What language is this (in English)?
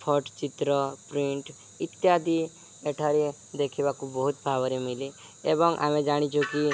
Odia